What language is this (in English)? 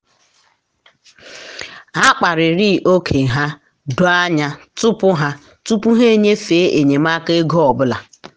Igbo